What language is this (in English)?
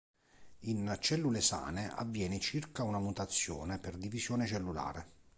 Italian